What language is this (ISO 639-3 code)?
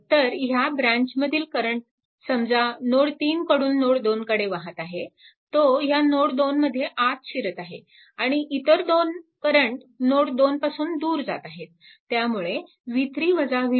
mar